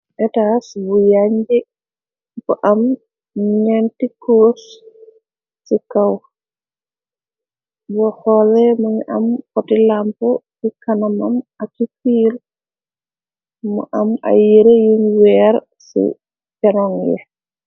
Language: Wolof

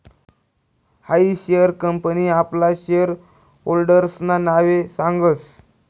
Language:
Marathi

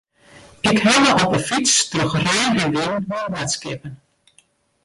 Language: Western Frisian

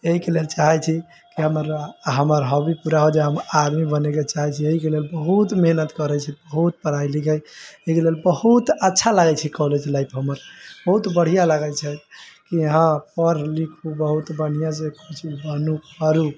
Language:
Maithili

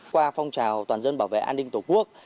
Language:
Vietnamese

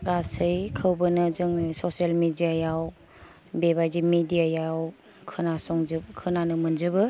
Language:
Bodo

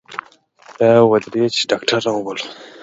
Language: Pashto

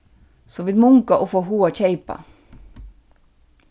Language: Faroese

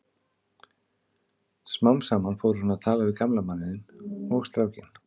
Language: Icelandic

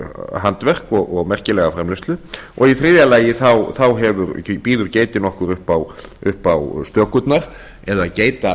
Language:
Icelandic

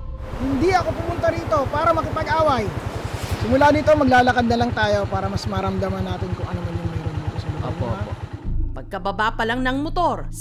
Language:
Filipino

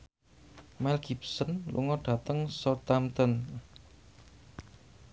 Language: Javanese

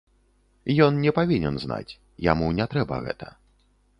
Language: Belarusian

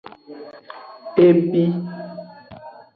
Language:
Aja (Benin)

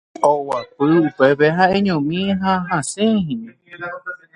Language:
Guarani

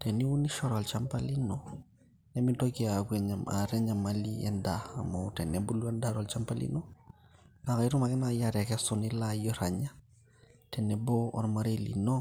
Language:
Masai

